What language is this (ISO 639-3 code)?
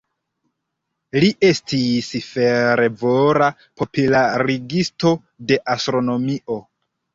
epo